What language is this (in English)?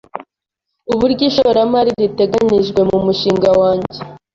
Kinyarwanda